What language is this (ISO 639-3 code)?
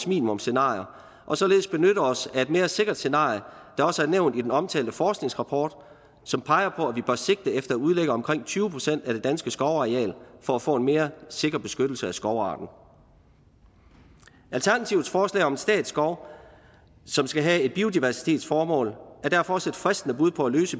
dan